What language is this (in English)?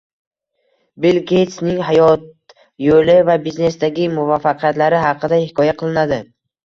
Uzbek